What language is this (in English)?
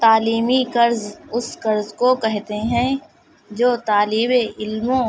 Urdu